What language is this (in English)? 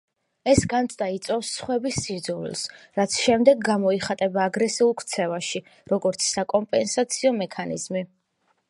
Georgian